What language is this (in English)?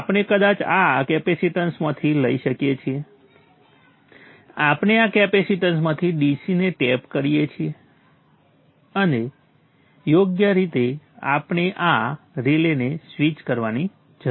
Gujarati